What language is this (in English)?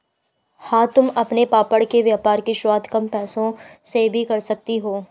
Hindi